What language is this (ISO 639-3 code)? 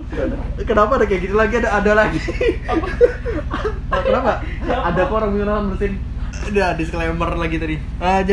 ind